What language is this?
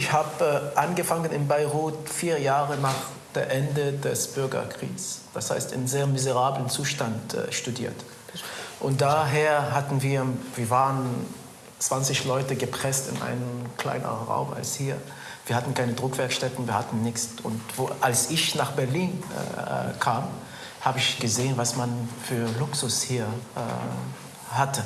German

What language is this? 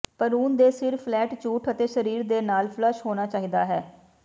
Punjabi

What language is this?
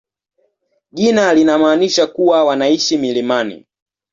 Swahili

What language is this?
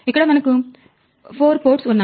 Telugu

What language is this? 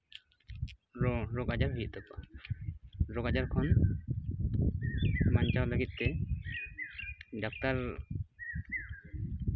Santali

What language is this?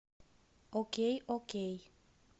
Russian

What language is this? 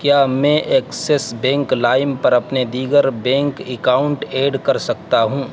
Urdu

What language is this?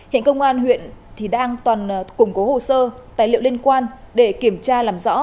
Vietnamese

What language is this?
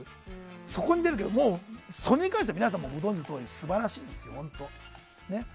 Japanese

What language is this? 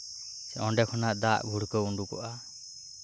Santali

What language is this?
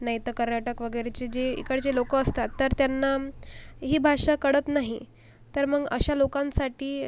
Marathi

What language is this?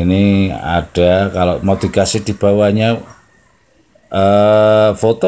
Indonesian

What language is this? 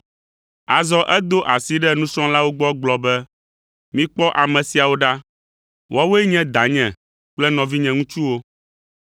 Ewe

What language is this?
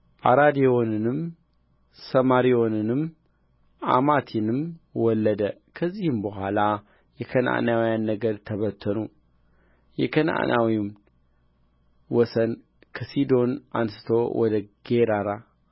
Amharic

